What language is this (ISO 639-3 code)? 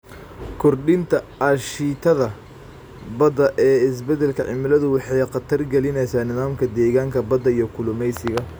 som